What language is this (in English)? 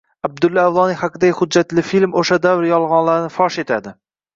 Uzbek